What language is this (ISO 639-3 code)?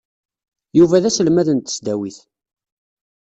kab